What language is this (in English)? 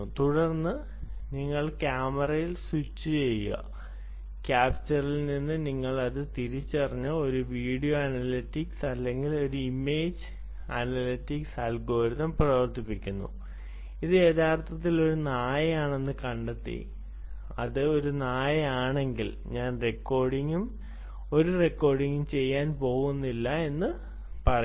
Malayalam